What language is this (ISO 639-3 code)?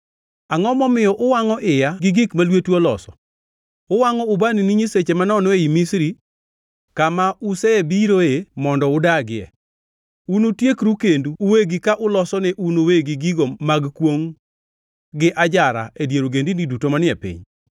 luo